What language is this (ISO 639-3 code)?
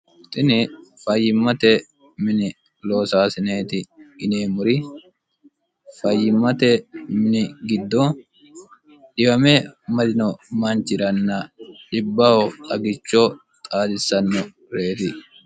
sid